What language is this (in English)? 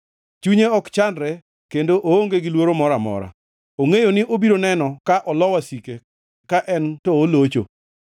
Luo (Kenya and Tanzania)